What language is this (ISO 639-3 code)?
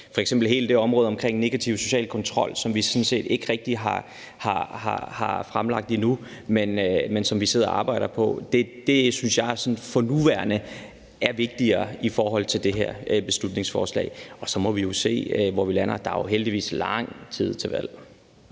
dan